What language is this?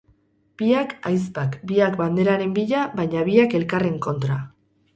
Basque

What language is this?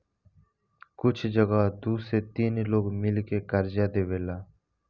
Bhojpuri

